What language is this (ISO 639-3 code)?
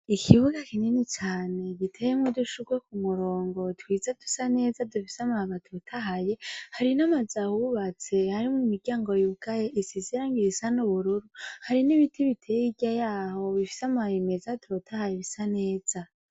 run